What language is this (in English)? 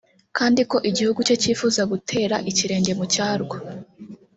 Kinyarwanda